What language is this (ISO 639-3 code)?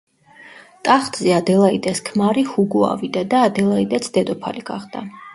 kat